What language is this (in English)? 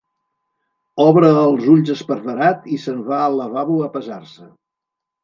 Catalan